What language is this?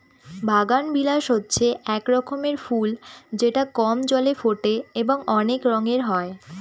Bangla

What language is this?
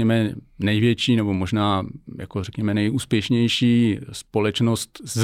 Czech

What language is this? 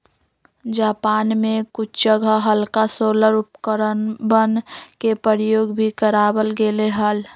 Magahi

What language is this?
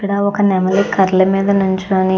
Telugu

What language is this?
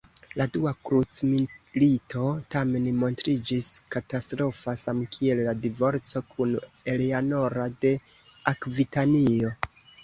Esperanto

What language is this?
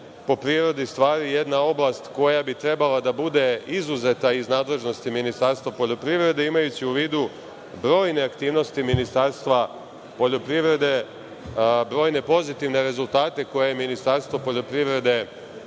Serbian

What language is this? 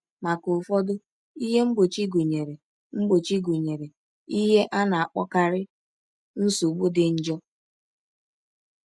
Igbo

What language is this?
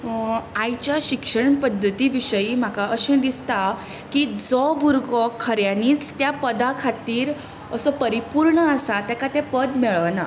Konkani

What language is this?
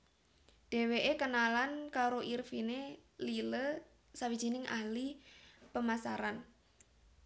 Javanese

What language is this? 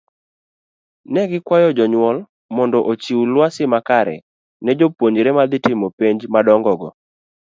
Luo (Kenya and Tanzania)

